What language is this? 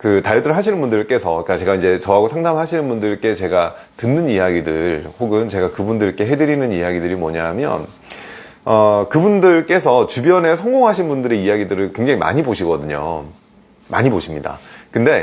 Korean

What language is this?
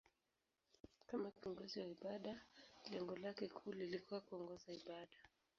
Swahili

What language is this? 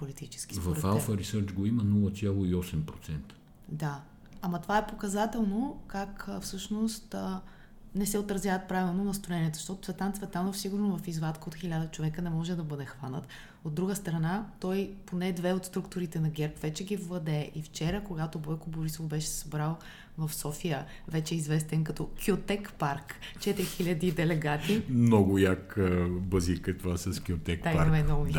Bulgarian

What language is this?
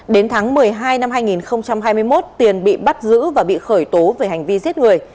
Vietnamese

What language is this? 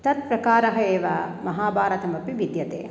Sanskrit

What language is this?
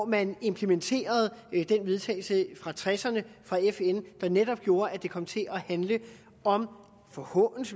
Danish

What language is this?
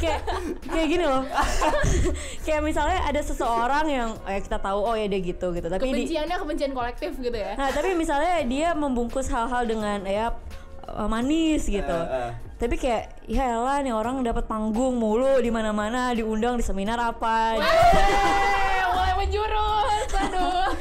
Indonesian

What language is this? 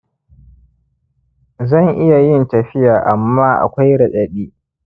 Hausa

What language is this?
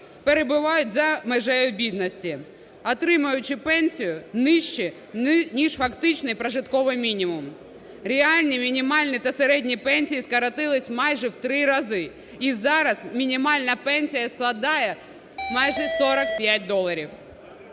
Ukrainian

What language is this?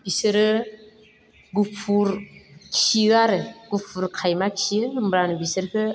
Bodo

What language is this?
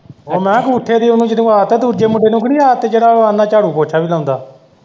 Punjabi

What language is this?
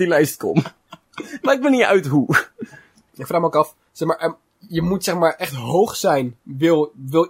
Dutch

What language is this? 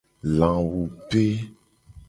Gen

